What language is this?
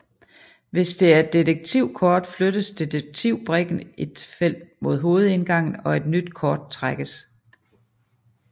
Danish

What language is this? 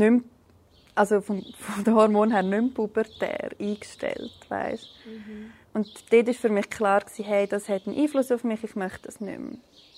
German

